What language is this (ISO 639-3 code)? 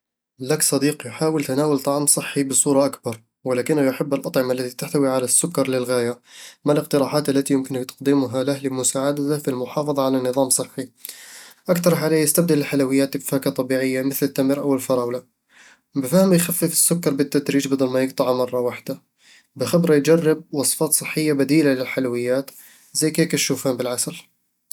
avl